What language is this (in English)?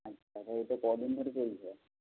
Bangla